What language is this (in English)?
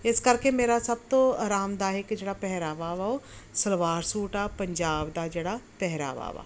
Punjabi